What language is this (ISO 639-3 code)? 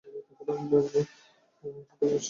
ben